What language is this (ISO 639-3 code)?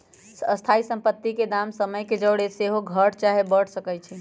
mag